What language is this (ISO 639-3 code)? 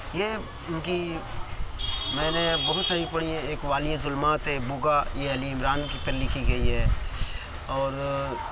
urd